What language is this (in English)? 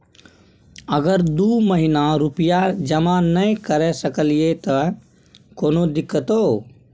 Maithili